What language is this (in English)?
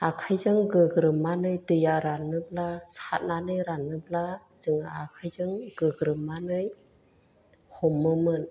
Bodo